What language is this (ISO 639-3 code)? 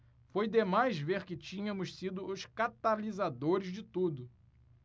por